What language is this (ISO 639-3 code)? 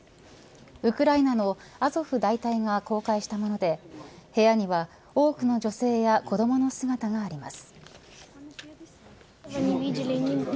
jpn